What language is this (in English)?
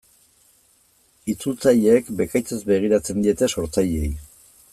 Basque